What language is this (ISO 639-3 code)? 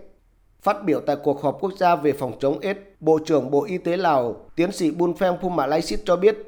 vie